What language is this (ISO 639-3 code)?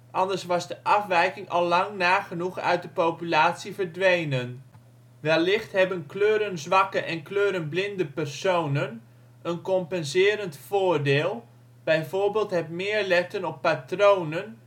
nld